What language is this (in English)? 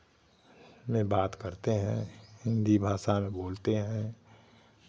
Hindi